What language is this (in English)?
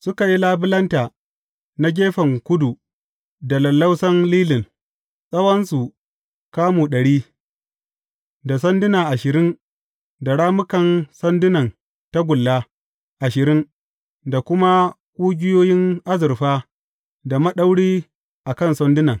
Hausa